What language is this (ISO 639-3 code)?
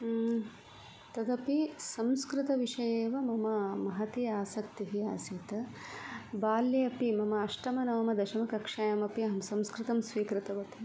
san